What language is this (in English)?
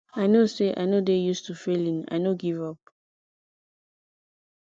Nigerian Pidgin